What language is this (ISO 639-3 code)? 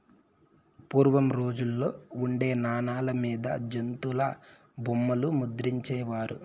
tel